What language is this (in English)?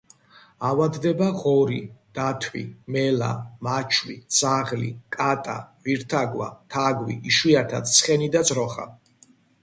Georgian